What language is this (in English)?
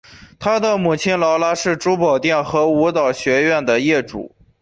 Chinese